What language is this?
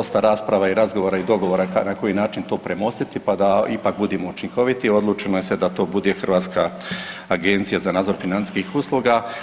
Croatian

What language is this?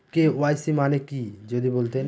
Bangla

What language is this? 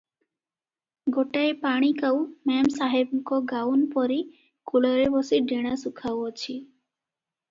Odia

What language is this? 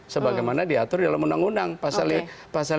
Indonesian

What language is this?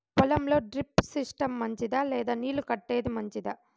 Telugu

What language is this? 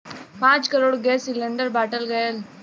Bhojpuri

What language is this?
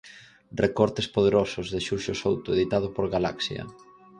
Galician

